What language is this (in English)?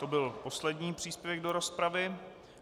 Czech